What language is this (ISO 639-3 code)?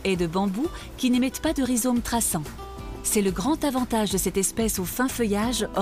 fra